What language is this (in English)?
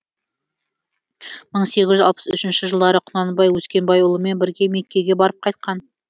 Kazakh